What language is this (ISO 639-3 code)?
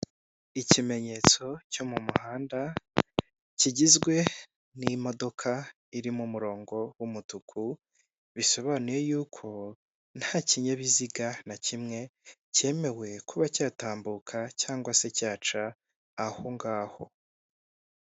kin